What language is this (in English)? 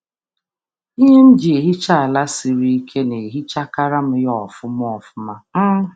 Igbo